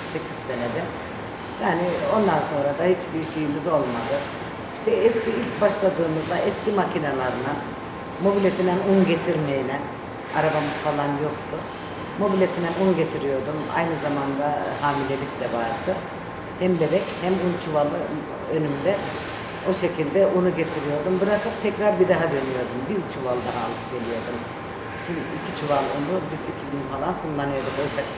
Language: Turkish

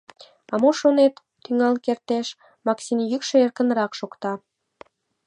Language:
Mari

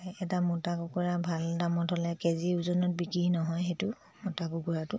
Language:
Assamese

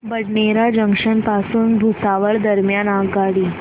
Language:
Marathi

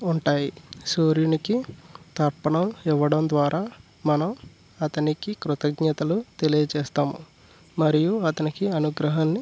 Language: Telugu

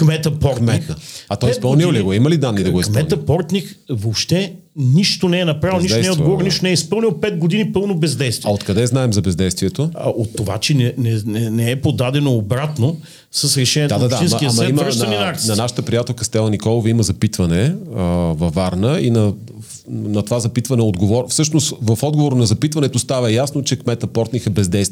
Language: Bulgarian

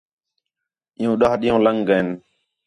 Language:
Khetrani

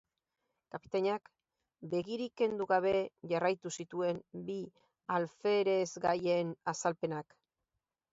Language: Basque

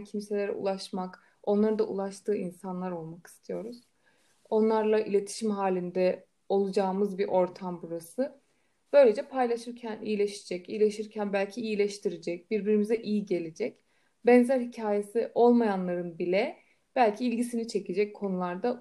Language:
Turkish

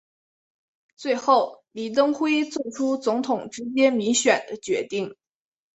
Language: Chinese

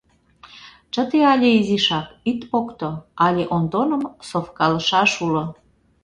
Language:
Mari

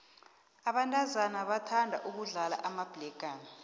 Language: South Ndebele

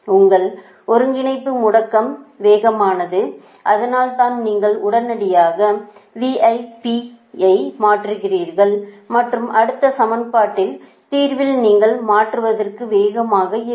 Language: Tamil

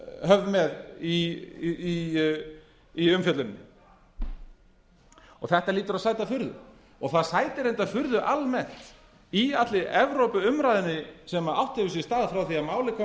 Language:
Icelandic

